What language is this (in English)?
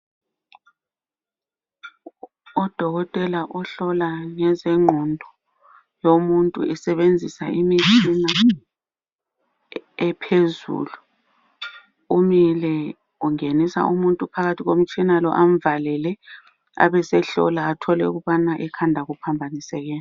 North Ndebele